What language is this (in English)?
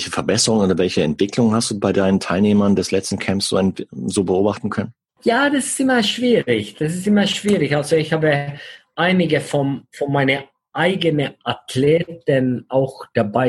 German